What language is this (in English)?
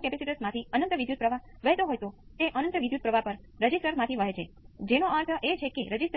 Gujarati